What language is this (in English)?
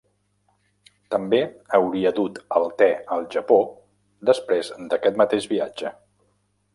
Catalan